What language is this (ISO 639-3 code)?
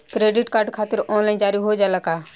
bho